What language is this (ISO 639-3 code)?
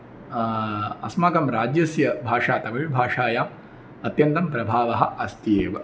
san